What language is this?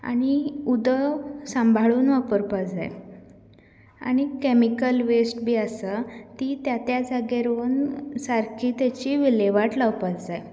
Konkani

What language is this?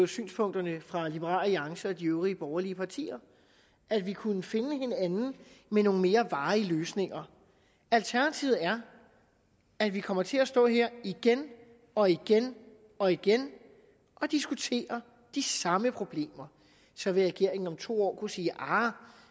Danish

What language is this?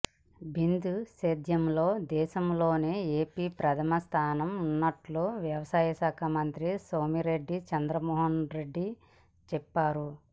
Telugu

